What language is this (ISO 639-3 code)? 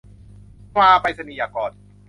tha